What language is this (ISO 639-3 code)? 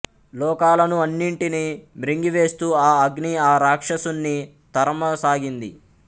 tel